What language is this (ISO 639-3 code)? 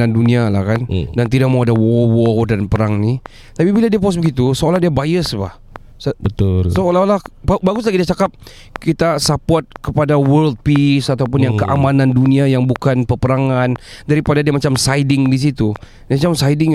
msa